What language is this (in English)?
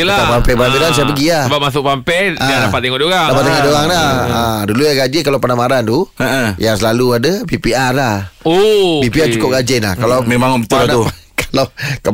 Malay